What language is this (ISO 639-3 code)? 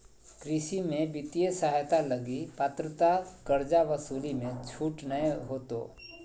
mag